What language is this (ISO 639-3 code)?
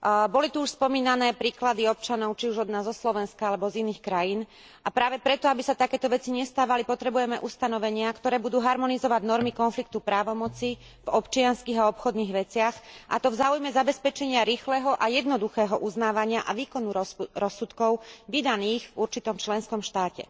slk